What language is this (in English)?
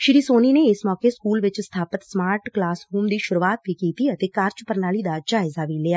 Punjabi